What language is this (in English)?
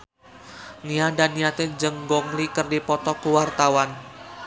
Sundanese